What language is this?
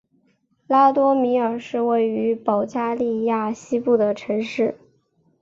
Chinese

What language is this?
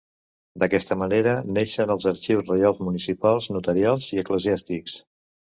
Catalan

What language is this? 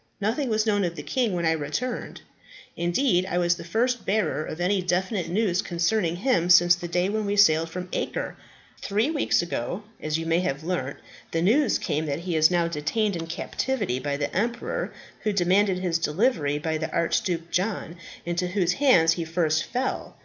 English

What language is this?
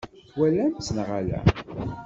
Kabyle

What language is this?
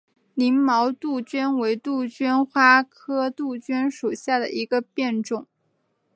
Chinese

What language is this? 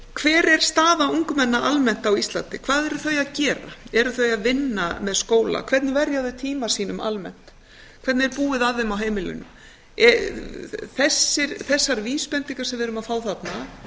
Icelandic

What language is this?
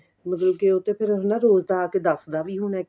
Punjabi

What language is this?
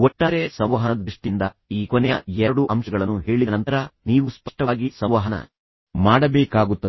Kannada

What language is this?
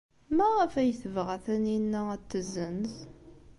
Kabyle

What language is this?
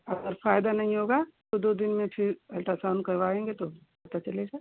Hindi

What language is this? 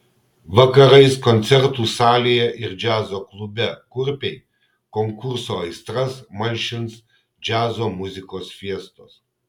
Lithuanian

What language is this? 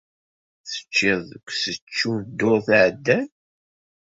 Kabyle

